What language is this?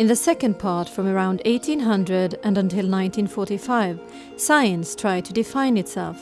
English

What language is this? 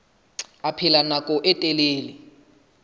Southern Sotho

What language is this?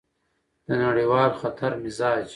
Pashto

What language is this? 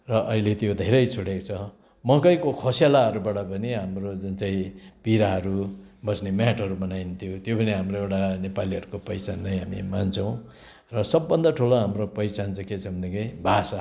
Nepali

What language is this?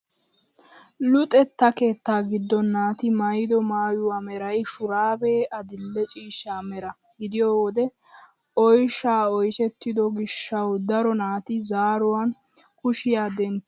Wolaytta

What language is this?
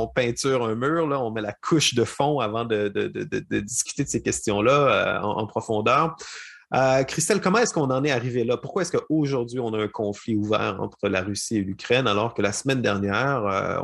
French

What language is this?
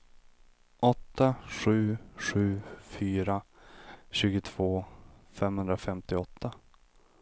Swedish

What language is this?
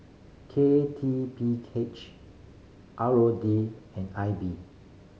English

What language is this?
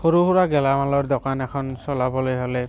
Assamese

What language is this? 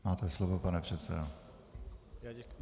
Czech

